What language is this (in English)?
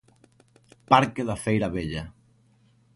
Galician